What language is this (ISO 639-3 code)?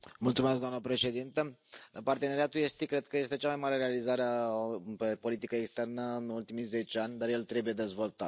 ron